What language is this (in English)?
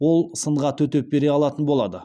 Kazakh